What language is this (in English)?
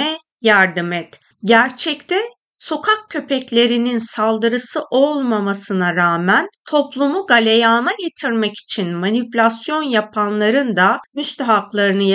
Turkish